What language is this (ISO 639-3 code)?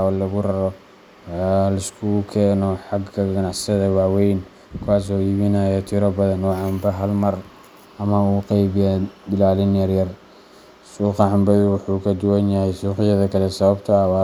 som